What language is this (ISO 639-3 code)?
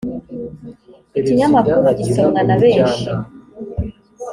kin